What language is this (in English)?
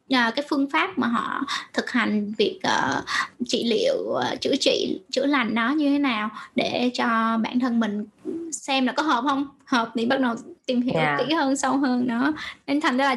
Vietnamese